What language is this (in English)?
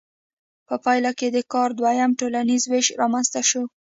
Pashto